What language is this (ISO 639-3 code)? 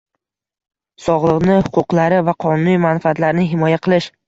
uzb